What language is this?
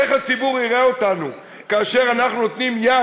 Hebrew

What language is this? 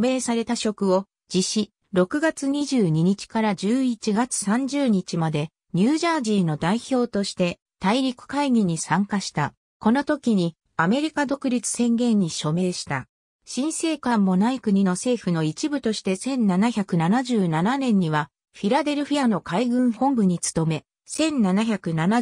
Japanese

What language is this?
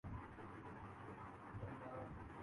Urdu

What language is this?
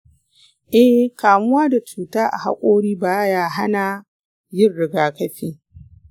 Hausa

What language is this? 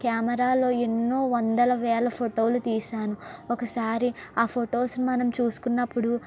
Telugu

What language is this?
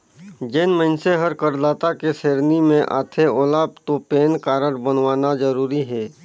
Chhattisgarhi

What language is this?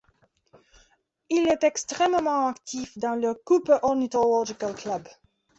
French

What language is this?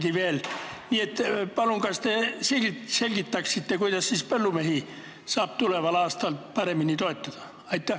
Estonian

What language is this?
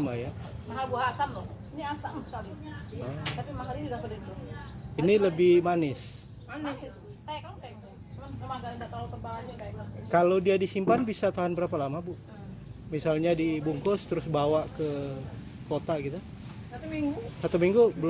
Indonesian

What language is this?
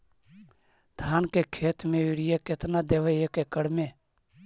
Magahi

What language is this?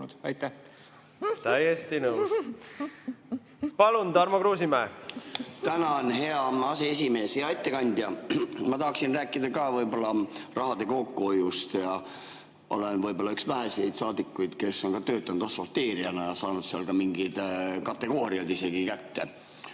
Estonian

